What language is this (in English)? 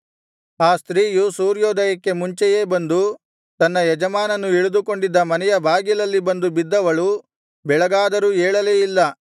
Kannada